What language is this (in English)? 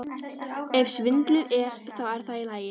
Icelandic